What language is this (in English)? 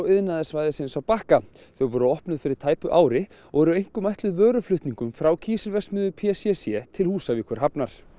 Icelandic